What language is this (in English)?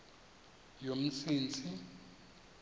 Xhosa